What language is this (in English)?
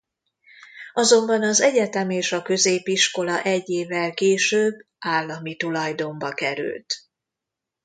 Hungarian